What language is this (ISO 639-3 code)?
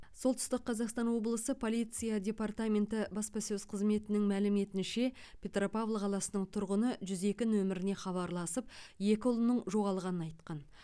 kaz